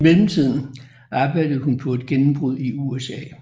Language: Danish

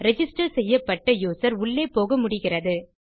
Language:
Tamil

